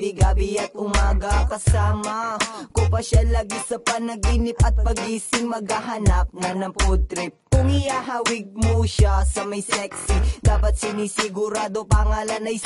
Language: Romanian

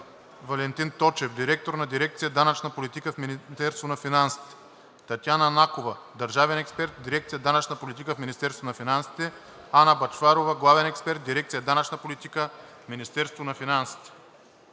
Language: Bulgarian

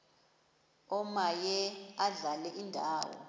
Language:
Xhosa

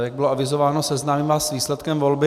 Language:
Czech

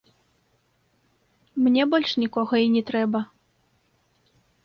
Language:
Belarusian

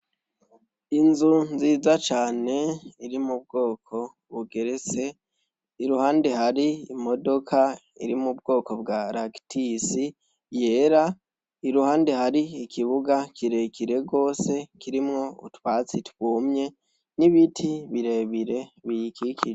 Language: Rundi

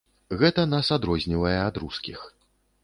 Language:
Belarusian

